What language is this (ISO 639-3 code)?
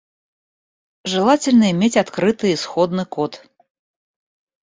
rus